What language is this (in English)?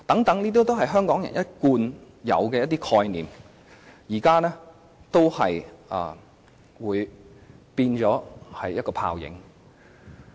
Cantonese